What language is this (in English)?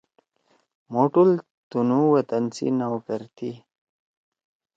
Torwali